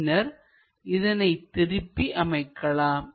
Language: Tamil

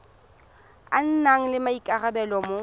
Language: Tswana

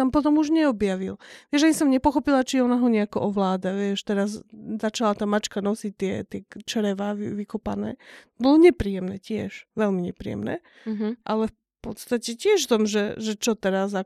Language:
Slovak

